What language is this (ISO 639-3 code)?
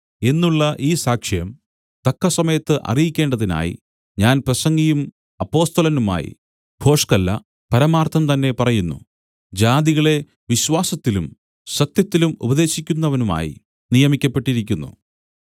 mal